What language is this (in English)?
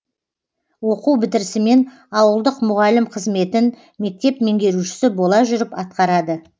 Kazakh